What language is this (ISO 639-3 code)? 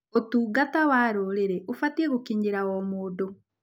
kik